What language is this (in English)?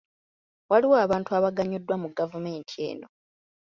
Ganda